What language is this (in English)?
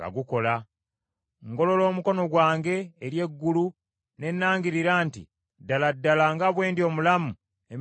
Ganda